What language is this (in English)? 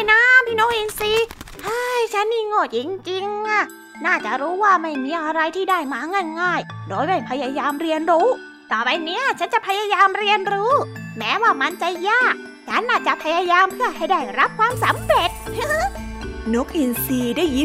Thai